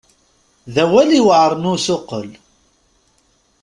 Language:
Kabyle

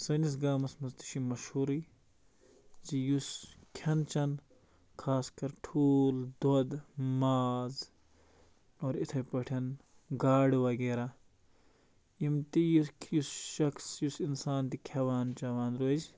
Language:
Kashmiri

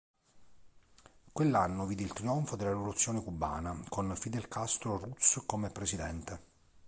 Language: Italian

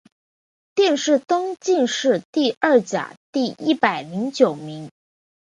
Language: Chinese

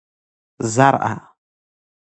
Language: Persian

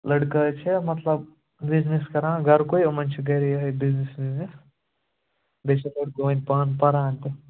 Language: Kashmiri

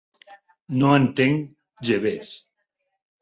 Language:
Catalan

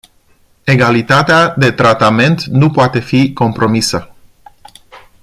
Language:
Romanian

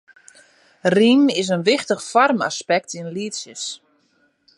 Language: Western Frisian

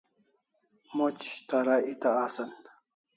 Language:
Kalasha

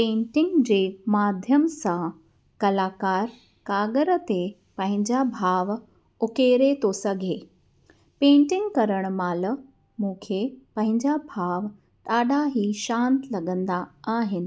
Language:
Sindhi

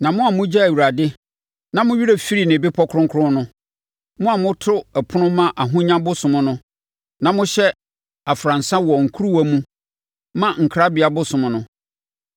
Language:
Akan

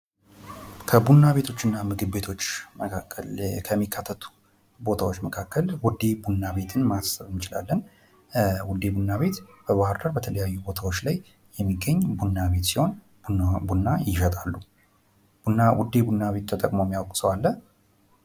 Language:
Amharic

